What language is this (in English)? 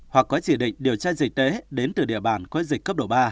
Vietnamese